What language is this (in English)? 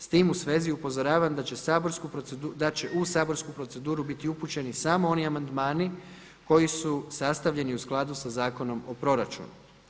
Croatian